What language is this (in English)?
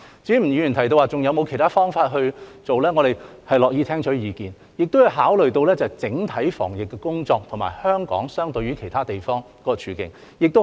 Cantonese